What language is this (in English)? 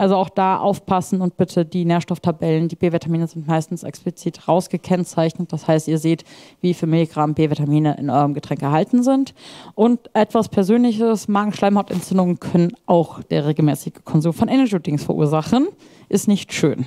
German